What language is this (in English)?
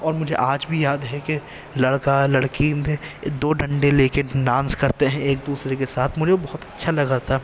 Urdu